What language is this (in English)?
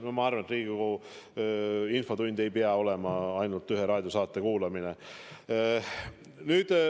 Estonian